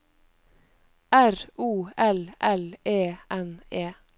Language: Norwegian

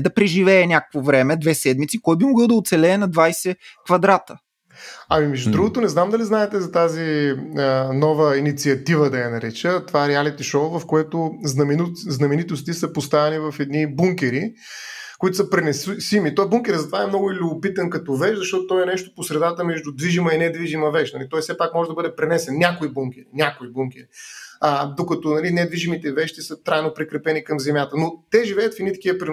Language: Bulgarian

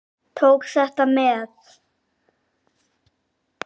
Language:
Icelandic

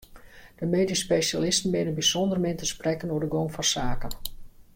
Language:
Western Frisian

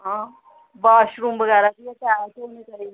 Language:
Dogri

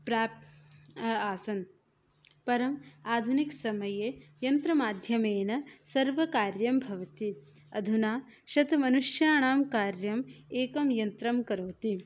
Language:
Sanskrit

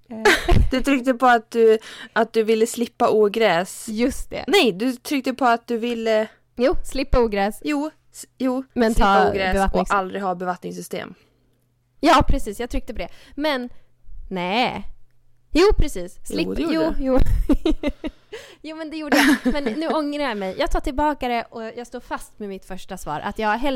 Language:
Swedish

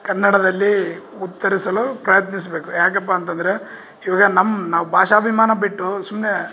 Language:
Kannada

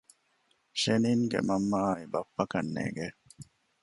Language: Divehi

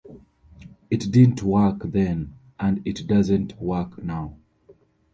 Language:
English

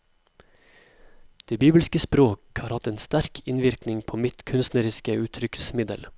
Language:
Norwegian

